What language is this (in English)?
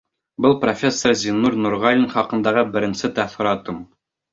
Bashkir